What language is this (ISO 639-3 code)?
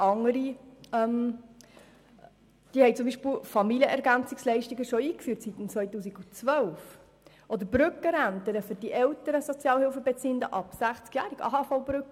gsw